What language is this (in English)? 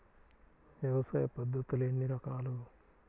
Telugu